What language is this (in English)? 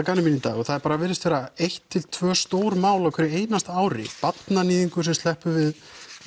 Icelandic